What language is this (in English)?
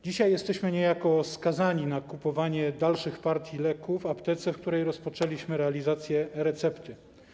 Polish